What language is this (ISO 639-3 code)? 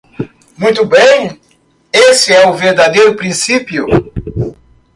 por